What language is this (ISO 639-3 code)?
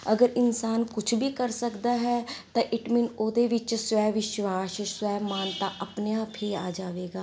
pan